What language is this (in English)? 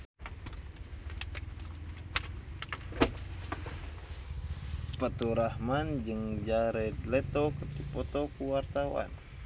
Sundanese